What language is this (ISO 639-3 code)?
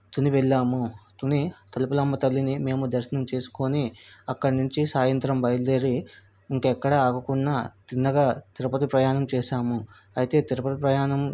tel